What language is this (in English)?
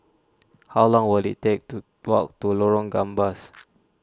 English